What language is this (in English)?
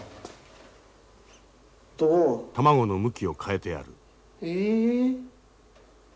Japanese